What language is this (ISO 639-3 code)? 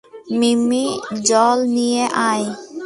ben